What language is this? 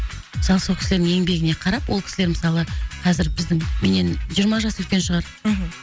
Kazakh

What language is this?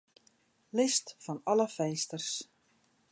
Western Frisian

